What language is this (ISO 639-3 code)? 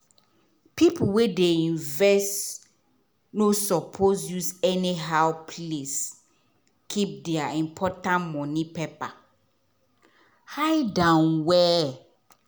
pcm